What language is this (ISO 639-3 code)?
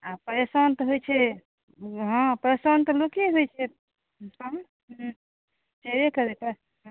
mai